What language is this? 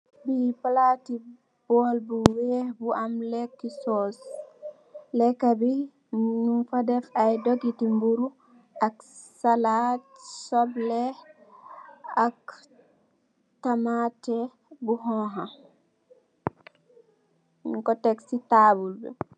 Wolof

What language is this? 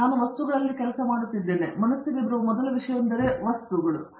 Kannada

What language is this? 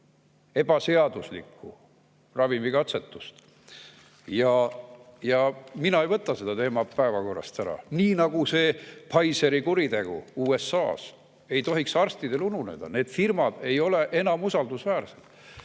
Estonian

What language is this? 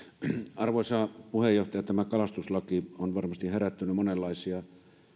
Finnish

